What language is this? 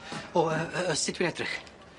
Welsh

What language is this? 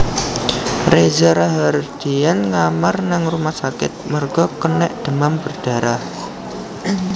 Javanese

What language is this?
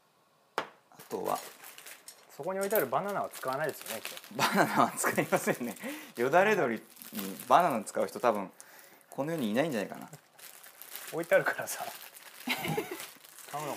Japanese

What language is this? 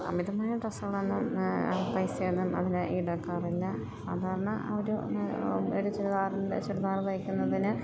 Malayalam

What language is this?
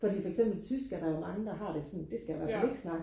Danish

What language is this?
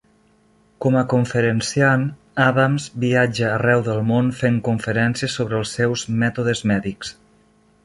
Catalan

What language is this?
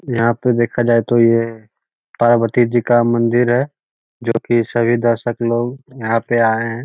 Magahi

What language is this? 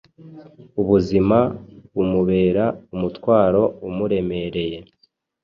Kinyarwanda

